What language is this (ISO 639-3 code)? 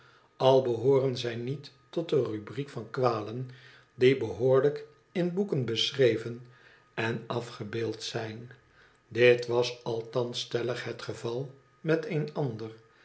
nld